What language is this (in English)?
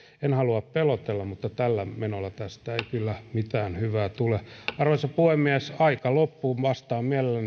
Finnish